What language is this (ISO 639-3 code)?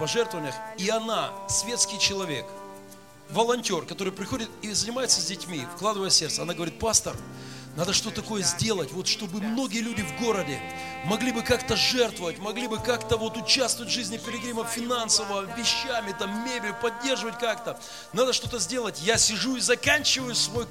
rus